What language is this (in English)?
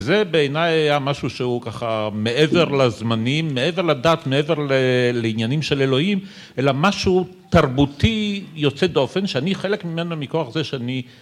Hebrew